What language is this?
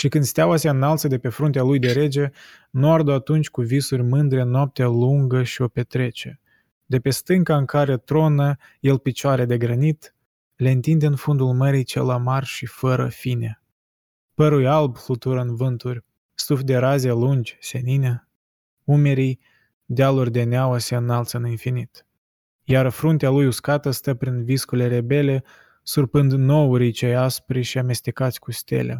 Romanian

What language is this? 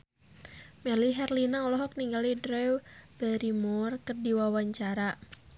Sundanese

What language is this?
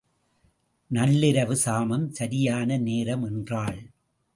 Tamil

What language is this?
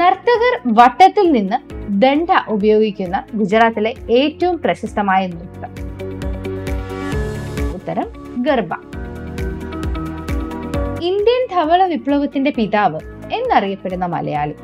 Malayalam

